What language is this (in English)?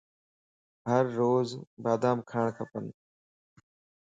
Lasi